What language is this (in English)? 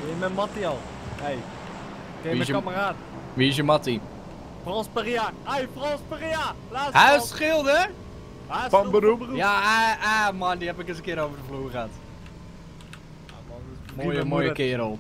Dutch